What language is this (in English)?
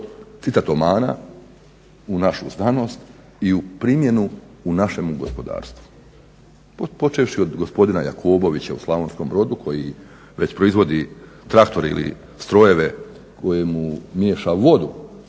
Croatian